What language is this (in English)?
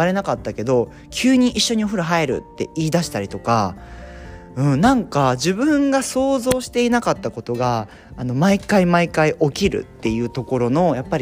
Japanese